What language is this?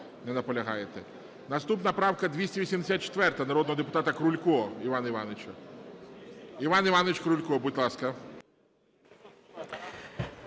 Ukrainian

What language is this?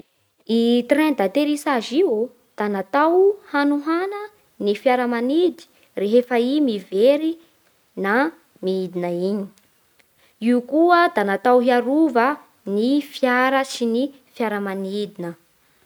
Bara Malagasy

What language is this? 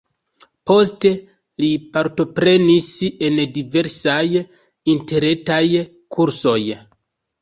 Esperanto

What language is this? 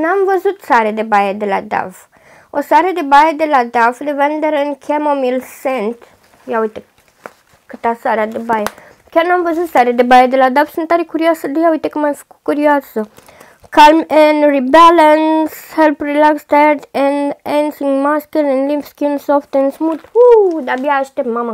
Romanian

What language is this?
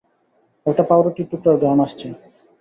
Bangla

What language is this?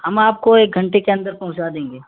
Urdu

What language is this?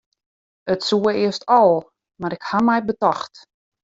Western Frisian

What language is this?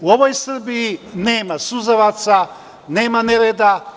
Serbian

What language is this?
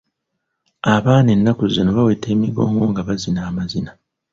Ganda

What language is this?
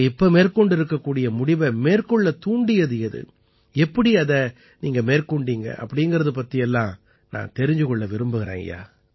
Tamil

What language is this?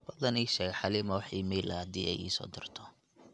Somali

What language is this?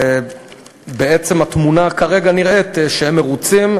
Hebrew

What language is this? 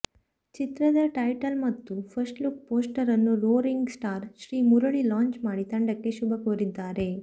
Kannada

